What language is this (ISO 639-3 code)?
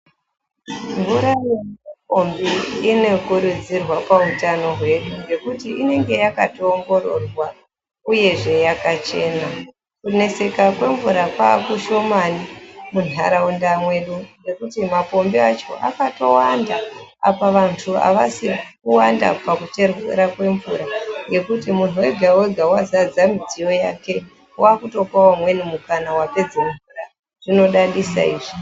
ndc